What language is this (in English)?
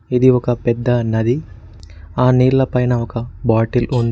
Telugu